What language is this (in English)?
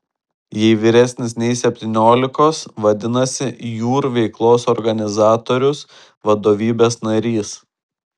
Lithuanian